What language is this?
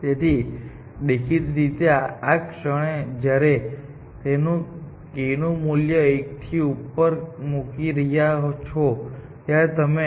Gujarati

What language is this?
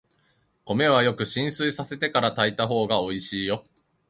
Japanese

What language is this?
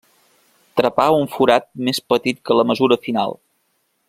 Catalan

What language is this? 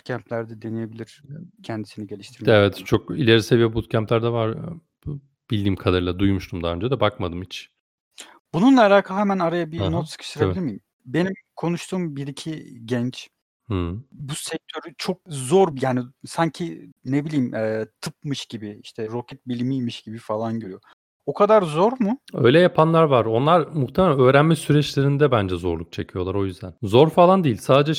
Turkish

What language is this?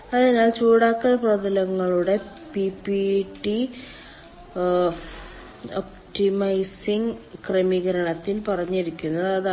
Malayalam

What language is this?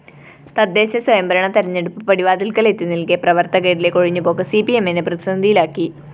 Malayalam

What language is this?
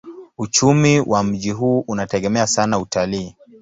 Swahili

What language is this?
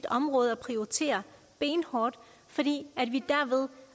Danish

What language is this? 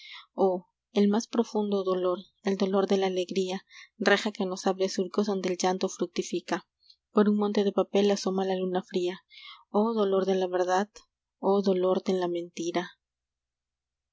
Spanish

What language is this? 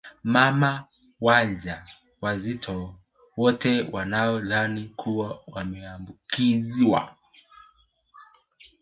Swahili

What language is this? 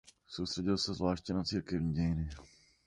Czech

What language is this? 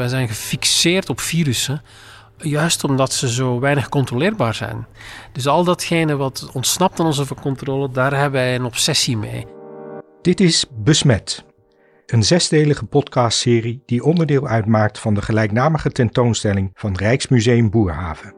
Dutch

